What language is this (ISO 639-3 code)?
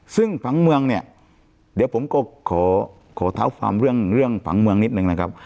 tha